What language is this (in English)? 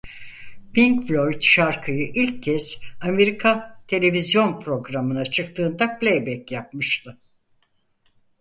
Turkish